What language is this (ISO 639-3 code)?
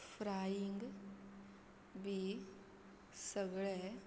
kok